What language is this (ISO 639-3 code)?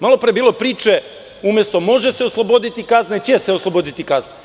srp